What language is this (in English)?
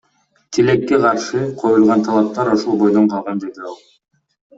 Kyrgyz